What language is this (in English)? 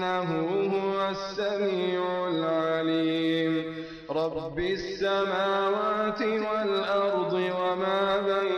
Arabic